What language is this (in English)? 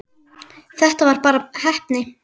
Icelandic